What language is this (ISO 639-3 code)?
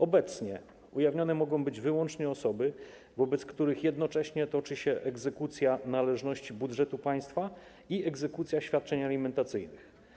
pol